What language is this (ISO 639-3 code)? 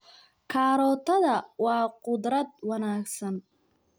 som